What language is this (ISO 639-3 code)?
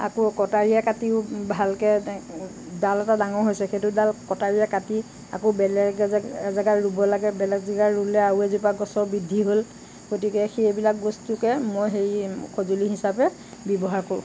asm